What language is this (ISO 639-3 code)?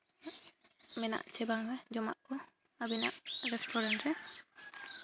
sat